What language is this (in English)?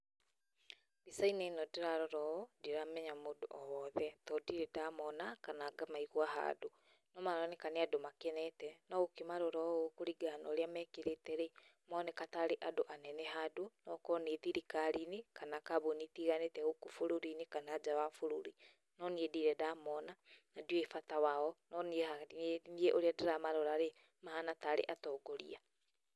Kikuyu